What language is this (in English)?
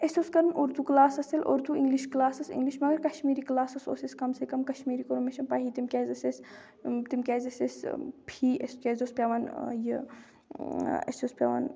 Kashmiri